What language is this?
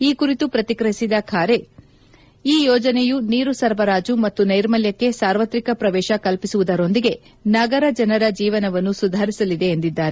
Kannada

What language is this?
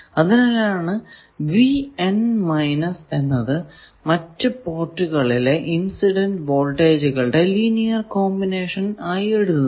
Malayalam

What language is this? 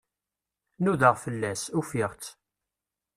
Kabyle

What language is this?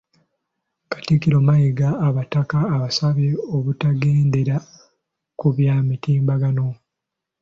Ganda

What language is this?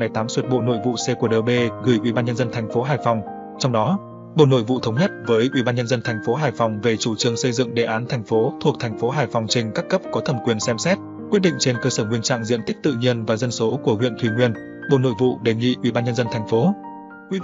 Vietnamese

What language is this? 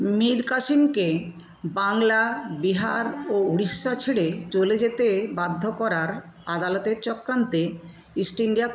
Bangla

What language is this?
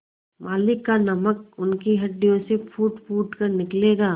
Hindi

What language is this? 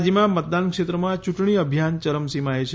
Gujarati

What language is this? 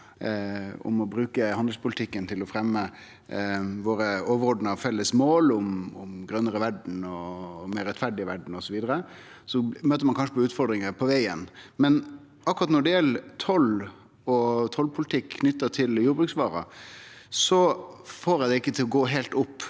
Norwegian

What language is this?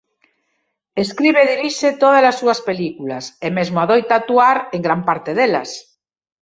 Galician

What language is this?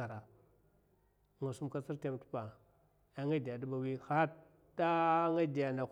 Mafa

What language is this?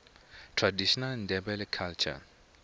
Tsonga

